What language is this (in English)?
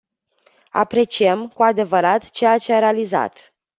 Romanian